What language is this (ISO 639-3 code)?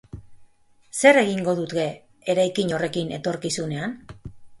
eus